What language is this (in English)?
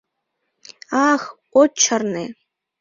Mari